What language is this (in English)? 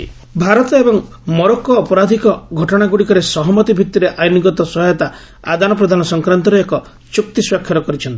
Odia